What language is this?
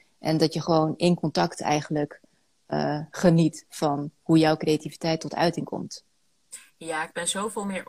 Dutch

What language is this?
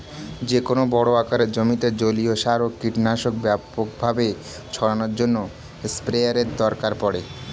Bangla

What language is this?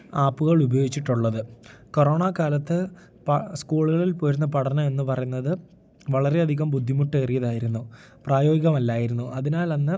Malayalam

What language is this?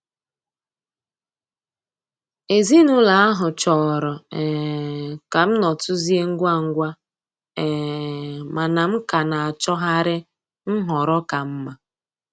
Igbo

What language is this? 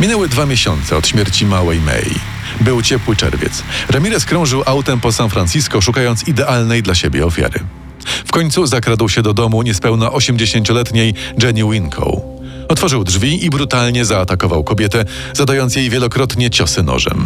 Polish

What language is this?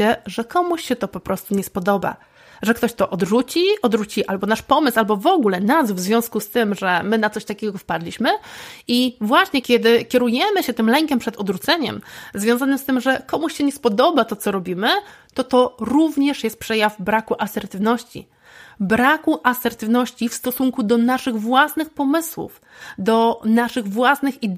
Polish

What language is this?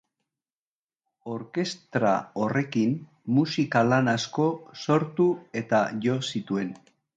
Basque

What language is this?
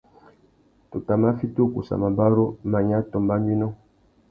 Tuki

